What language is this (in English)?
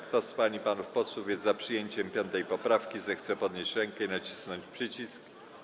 Polish